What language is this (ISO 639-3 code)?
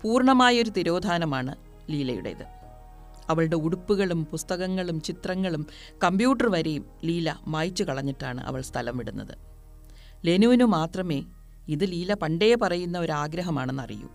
mal